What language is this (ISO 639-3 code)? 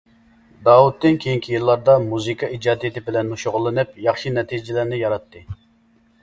uig